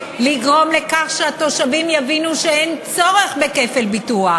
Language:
Hebrew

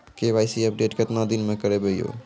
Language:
Maithili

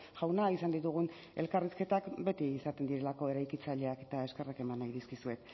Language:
Basque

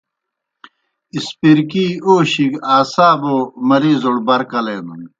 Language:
Kohistani Shina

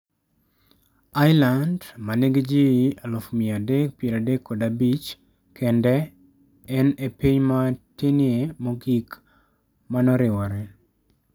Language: Luo (Kenya and Tanzania)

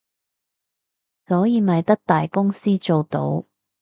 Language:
Cantonese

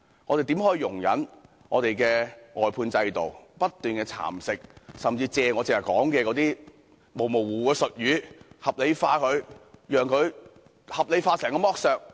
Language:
Cantonese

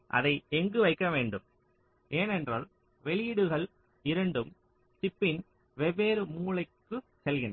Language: Tamil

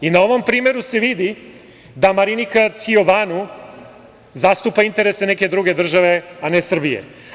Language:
Serbian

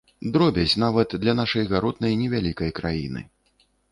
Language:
Belarusian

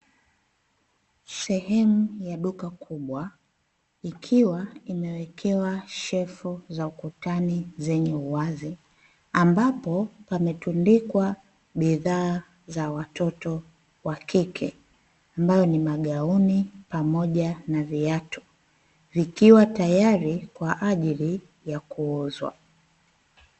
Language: Swahili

